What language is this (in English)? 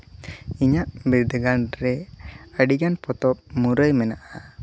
Santali